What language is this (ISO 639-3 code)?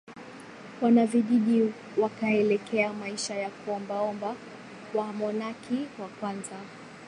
swa